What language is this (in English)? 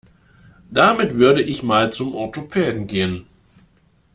German